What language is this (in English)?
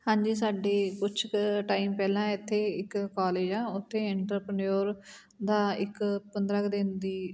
Punjabi